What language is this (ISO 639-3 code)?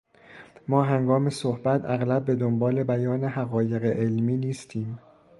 fas